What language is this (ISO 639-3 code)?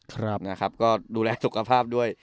tha